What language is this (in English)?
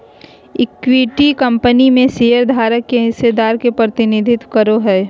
Magahi